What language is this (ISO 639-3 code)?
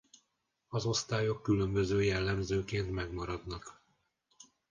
hun